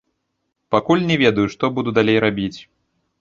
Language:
Belarusian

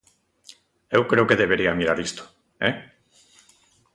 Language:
Galician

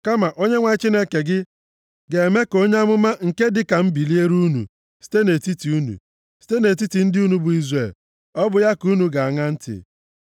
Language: Igbo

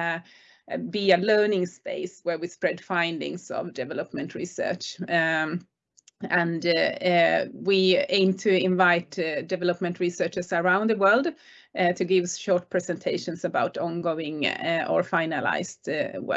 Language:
English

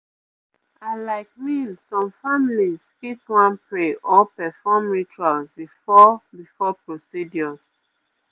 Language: Nigerian Pidgin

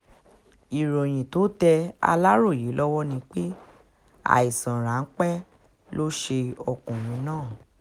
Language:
Yoruba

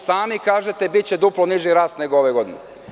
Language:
Serbian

